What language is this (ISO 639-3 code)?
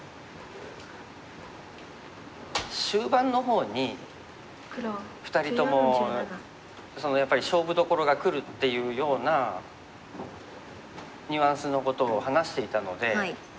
jpn